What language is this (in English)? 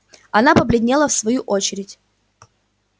Russian